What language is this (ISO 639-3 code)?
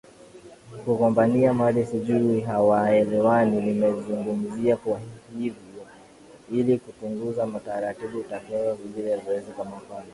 swa